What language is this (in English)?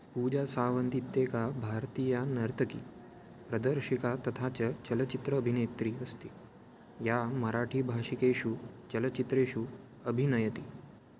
Sanskrit